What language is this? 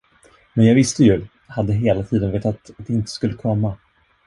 Swedish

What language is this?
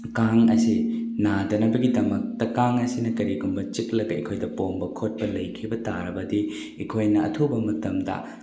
Manipuri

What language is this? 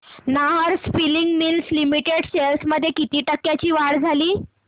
Marathi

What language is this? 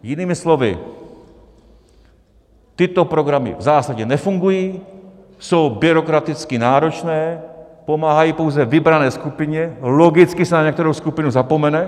Czech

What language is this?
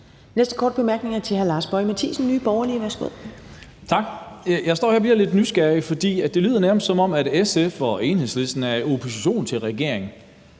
Danish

